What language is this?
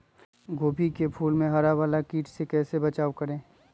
Magahi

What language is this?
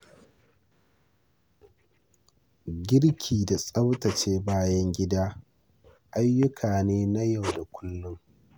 Hausa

